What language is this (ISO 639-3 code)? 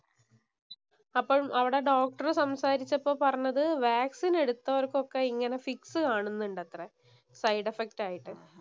mal